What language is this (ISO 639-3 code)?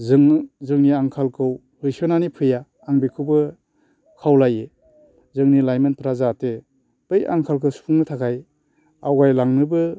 brx